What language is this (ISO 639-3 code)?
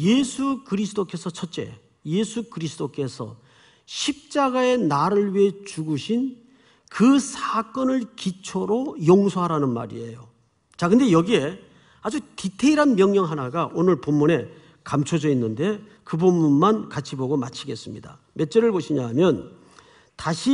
kor